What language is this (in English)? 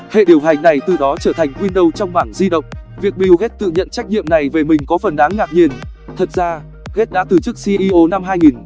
Vietnamese